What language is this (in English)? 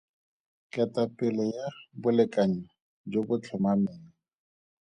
Tswana